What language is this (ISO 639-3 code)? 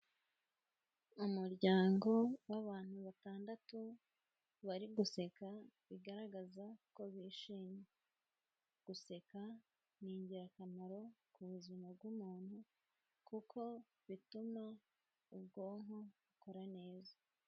kin